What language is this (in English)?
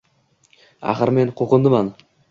Uzbek